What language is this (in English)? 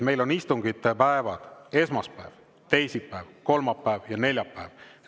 Estonian